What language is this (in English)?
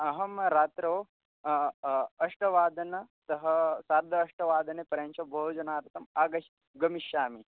Sanskrit